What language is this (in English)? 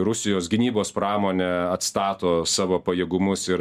Lithuanian